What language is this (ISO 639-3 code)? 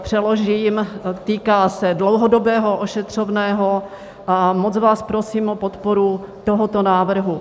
ces